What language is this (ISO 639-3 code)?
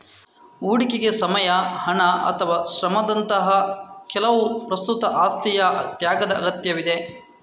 kan